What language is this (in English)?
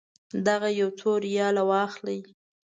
Pashto